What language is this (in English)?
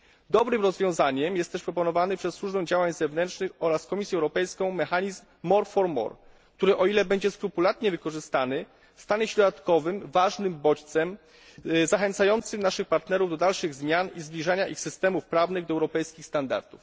Polish